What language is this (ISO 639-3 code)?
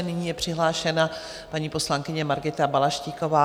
ces